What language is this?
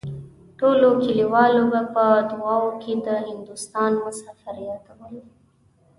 Pashto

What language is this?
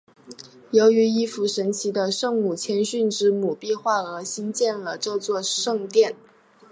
Chinese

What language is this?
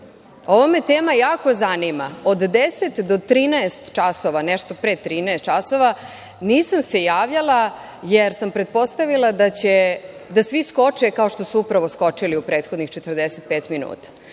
Serbian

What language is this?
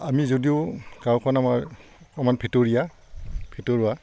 Assamese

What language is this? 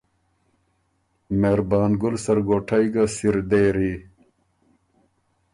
Ormuri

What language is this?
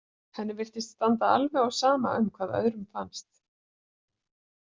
Icelandic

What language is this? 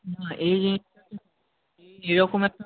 Bangla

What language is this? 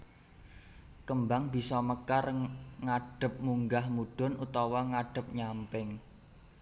Javanese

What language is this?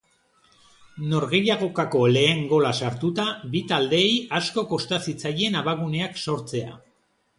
Basque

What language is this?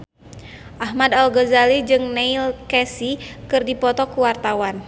Sundanese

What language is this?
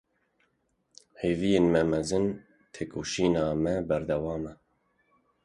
Kurdish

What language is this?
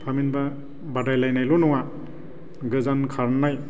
Bodo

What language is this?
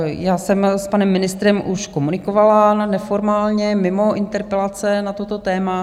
Czech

